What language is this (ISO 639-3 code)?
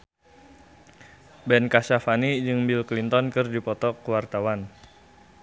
sun